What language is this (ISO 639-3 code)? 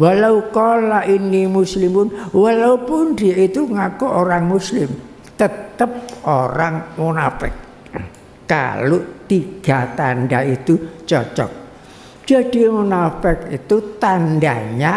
ind